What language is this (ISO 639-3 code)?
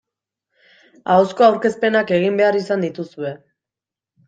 eus